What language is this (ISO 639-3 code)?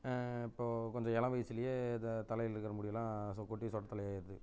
tam